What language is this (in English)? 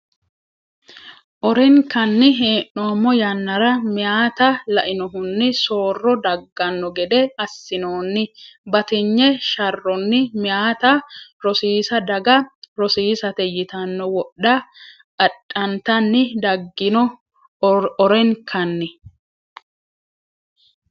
Sidamo